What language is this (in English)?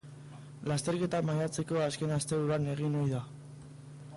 Basque